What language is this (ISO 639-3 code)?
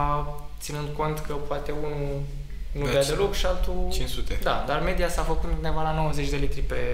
ron